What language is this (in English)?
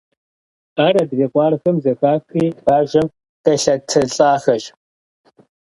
Kabardian